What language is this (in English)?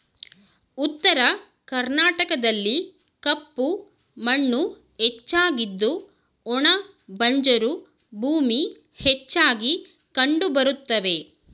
Kannada